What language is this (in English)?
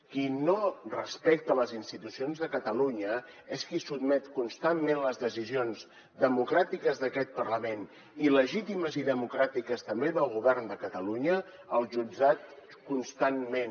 Catalan